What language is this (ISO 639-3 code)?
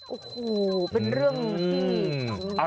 tha